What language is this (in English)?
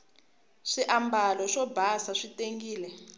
Tsonga